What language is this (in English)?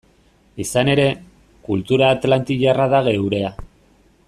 Basque